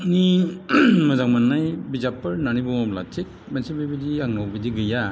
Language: Bodo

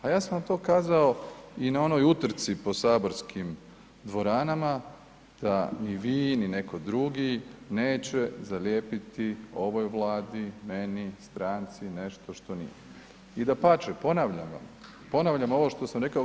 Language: Croatian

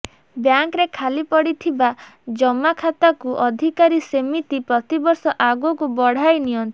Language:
Odia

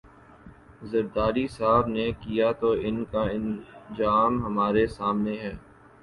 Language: Urdu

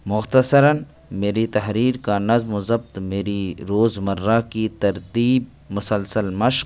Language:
Urdu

